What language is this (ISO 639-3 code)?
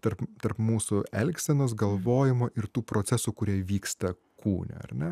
lit